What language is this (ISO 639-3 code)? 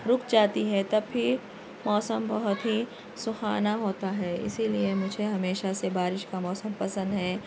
urd